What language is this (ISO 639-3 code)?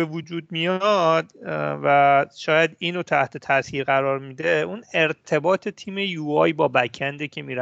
fas